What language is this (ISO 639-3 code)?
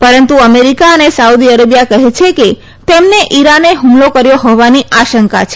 guj